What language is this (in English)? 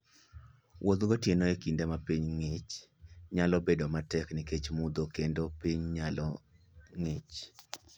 Luo (Kenya and Tanzania)